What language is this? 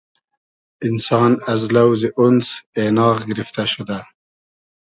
Hazaragi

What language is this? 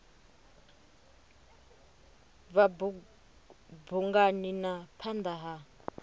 Venda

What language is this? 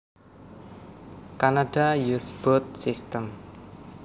Javanese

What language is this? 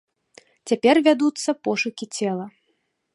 Belarusian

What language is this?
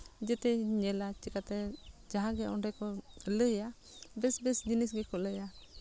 Santali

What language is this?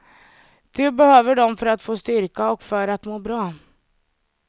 Swedish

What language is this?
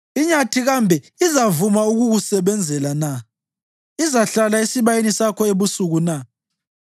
North Ndebele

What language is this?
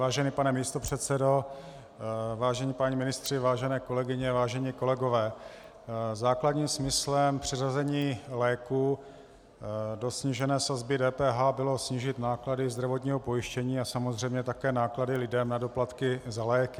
Czech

